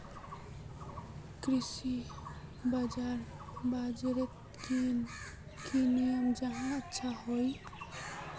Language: Magahi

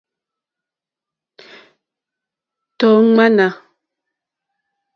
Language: Mokpwe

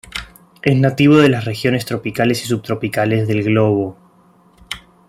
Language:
Spanish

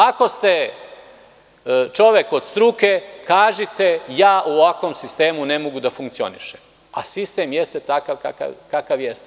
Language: Serbian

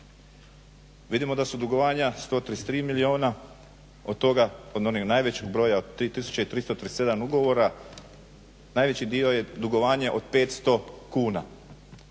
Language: Croatian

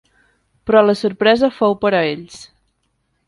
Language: Catalan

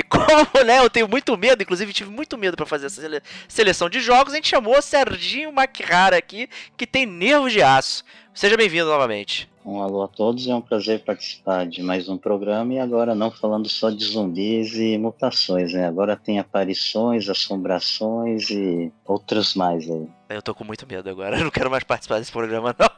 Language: Portuguese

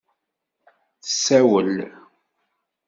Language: Kabyle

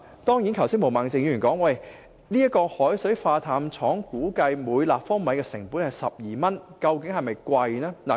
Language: Cantonese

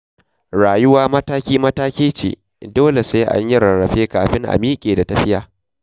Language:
Hausa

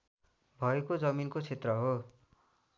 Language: Nepali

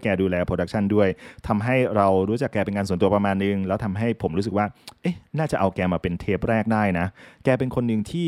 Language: Thai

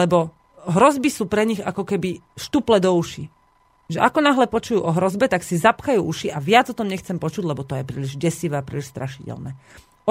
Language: Slovak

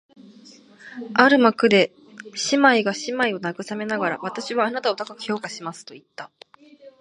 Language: Japanese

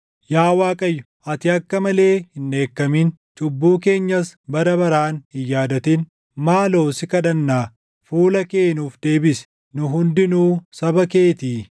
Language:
Oromo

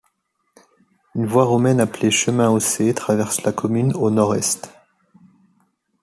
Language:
French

